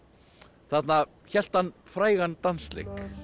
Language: Icelandic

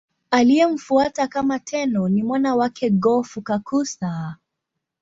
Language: Swahili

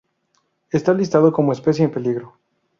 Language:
Spanish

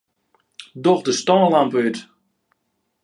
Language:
Western Frisian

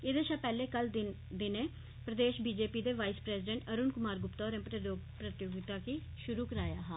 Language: Dogri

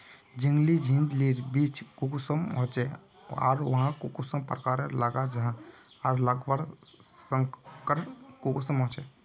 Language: Magahi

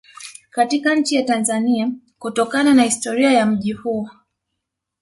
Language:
Swahili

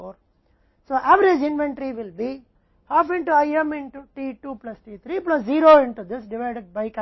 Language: Hindi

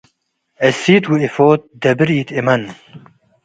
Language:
Tigre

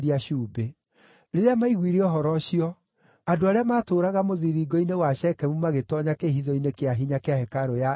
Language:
Kikuyu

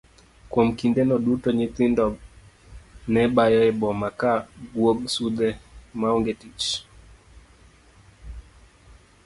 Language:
Luo (Kenya and Tanzania)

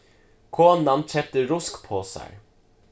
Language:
Faroese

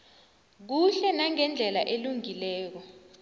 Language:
South Ndebele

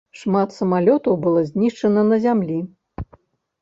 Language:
Belarusian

